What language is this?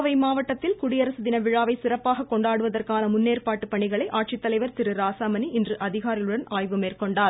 Tamil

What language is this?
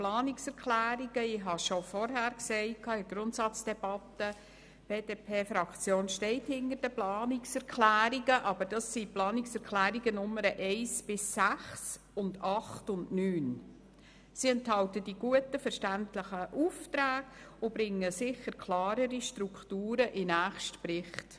Swiss German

